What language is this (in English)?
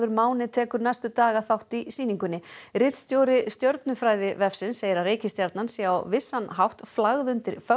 Icelandic